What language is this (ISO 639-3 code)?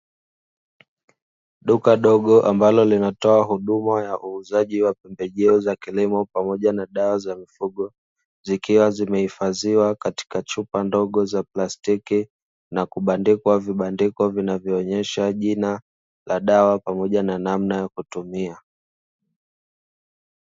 swa